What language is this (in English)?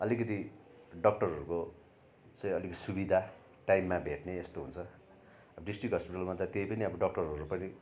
Nepali